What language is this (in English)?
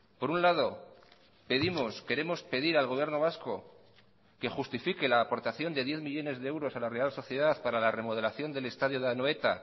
Spanish